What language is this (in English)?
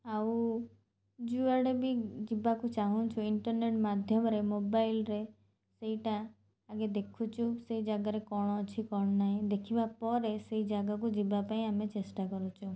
Odia